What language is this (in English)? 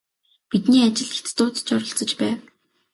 Mongolian